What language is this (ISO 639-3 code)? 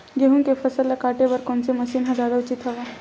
hne